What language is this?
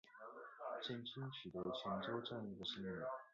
Chinese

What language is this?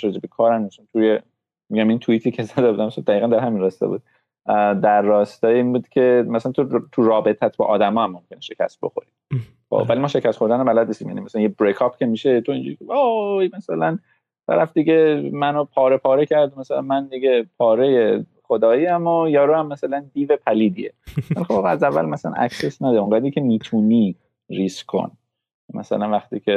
Persian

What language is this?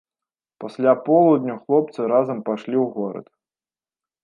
Belarusian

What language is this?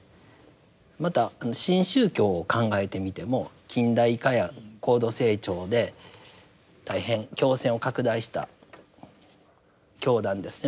Japanese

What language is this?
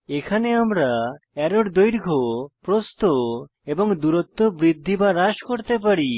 Bangla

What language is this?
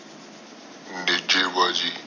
Punjabi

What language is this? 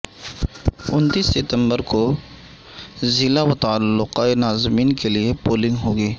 Urdu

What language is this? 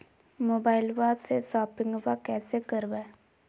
Magahi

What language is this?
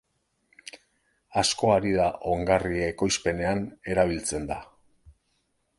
Basque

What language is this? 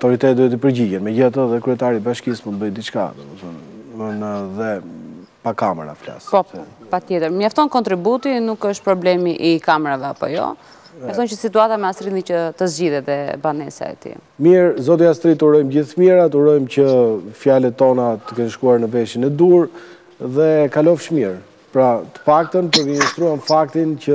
Romanian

